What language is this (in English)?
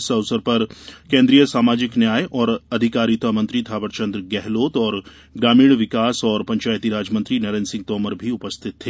Hindi